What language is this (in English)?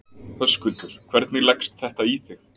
Icelandic